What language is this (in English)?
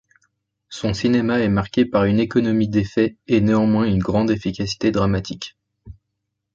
French